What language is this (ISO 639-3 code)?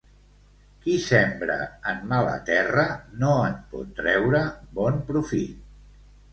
cat